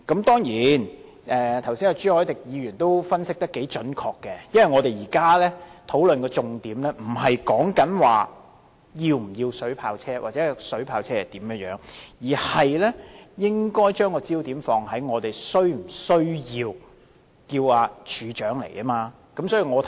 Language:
Cantonese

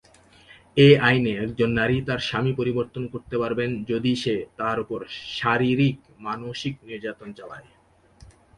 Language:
Bangla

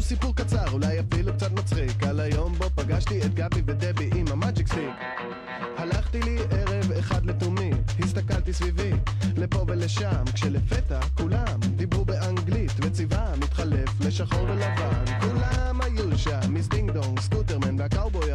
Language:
Hebrew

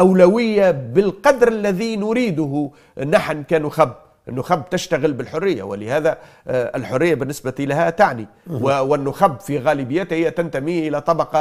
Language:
Arabic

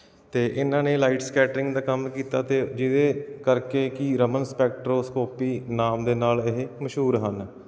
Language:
Punjabi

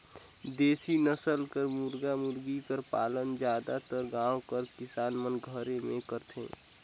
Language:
Chhattisgarhi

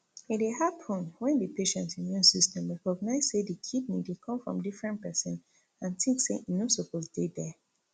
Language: Nigerian Pidgin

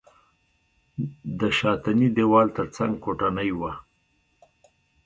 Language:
Pashto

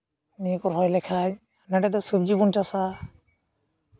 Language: Santali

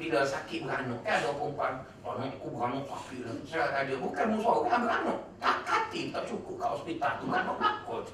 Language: Malay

